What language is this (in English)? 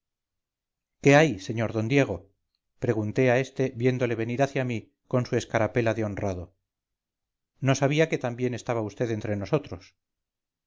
Spanish